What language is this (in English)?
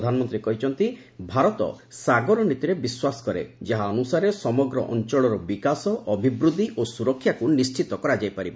Odia